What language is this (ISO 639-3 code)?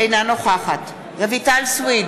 heb